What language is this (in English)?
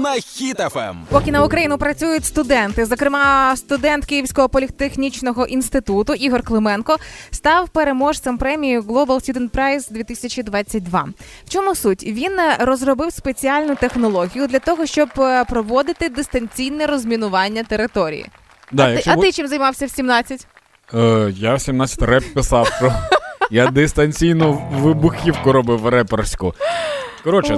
Ukrainian